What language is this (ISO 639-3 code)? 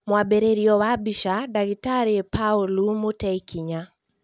kik